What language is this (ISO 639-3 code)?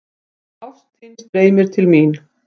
isl